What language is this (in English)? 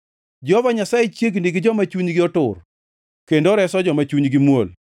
Luo (Kenya and Tanzania)